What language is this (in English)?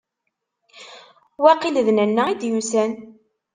Kabyle